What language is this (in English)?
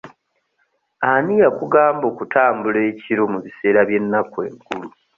Ganda